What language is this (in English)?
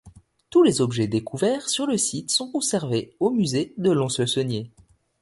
French